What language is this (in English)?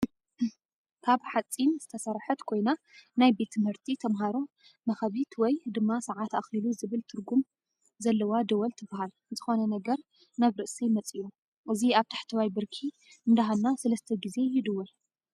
Tigrinya